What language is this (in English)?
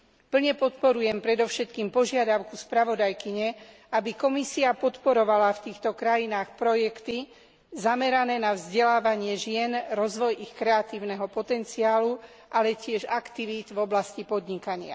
Slovak